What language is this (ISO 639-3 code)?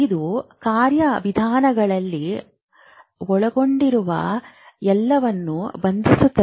kan